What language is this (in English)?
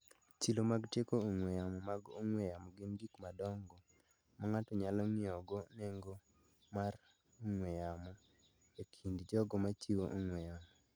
Luo (Kenya and Tanzania)